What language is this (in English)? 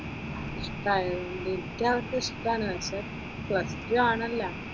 Malayalam